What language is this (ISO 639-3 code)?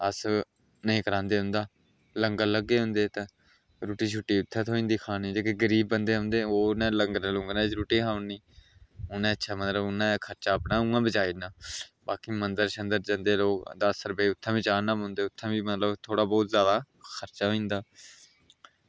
doi